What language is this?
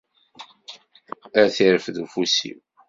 Kabyle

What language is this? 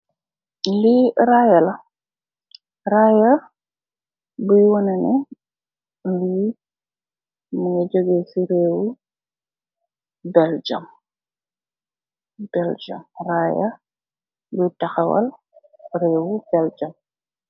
Wolof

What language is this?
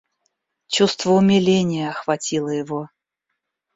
Russian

